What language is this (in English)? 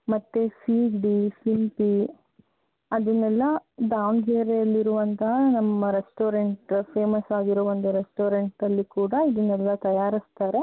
Kannada